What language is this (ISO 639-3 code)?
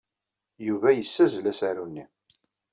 kab